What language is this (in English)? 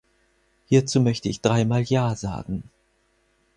German